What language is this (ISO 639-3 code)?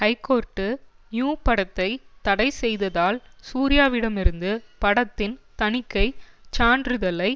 tam